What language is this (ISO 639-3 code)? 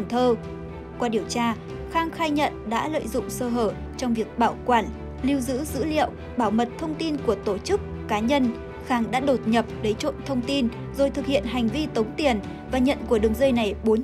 vie